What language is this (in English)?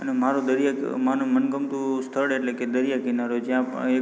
Gujarati